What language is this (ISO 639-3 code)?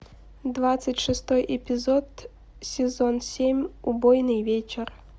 rus